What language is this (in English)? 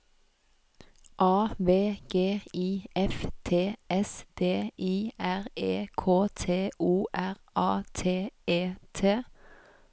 Norwegian